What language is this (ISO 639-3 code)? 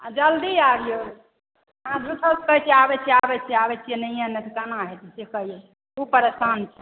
mai